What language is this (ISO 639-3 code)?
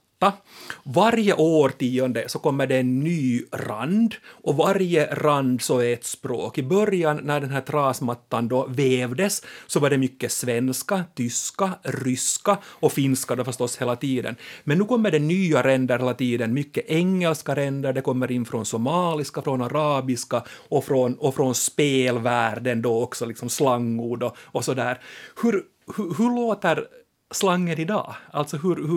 swe